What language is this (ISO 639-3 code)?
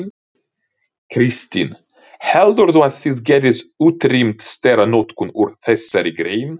isl